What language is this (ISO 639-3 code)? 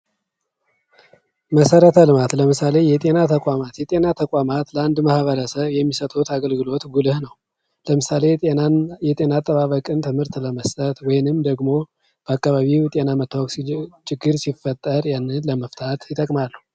amh